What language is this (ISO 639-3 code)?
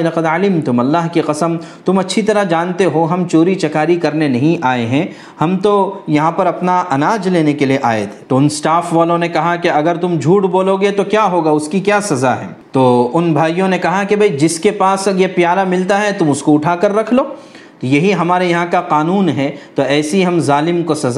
urd